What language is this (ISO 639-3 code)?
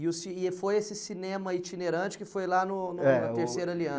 por